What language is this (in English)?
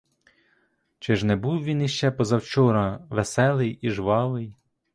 Ukrainian